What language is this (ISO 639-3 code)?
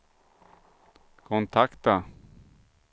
swe